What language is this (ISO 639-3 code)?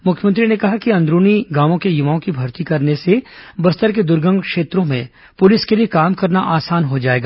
hin